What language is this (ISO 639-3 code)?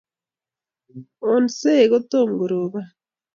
kln